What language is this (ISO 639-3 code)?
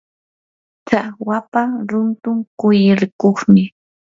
qur